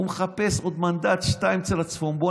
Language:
Hebrew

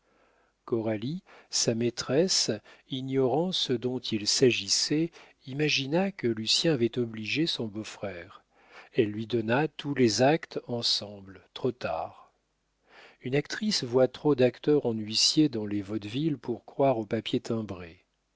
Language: French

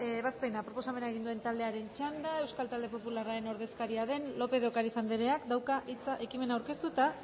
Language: Basque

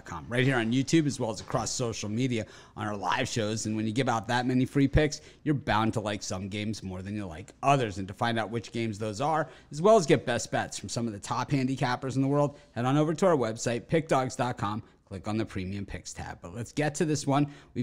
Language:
English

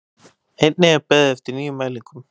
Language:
Icelandic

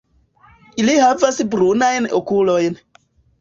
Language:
Esperanto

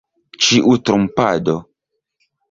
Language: Esperanto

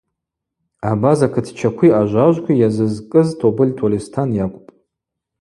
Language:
Abaza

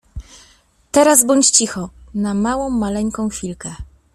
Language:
Polish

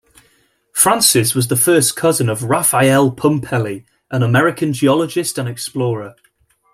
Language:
English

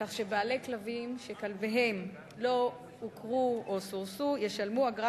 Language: Hebrew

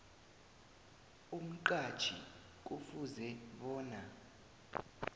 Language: South Ndebele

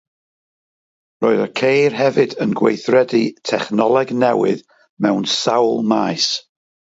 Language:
Welsh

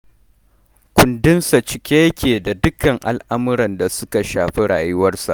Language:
Hausa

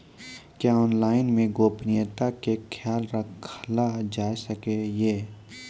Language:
Maithili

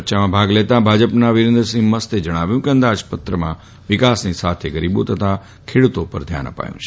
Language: Gujarati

